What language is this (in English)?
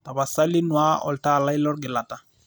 Masai